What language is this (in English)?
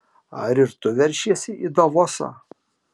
Lithuanian